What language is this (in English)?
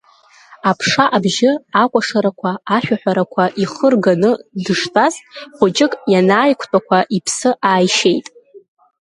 Abkhazian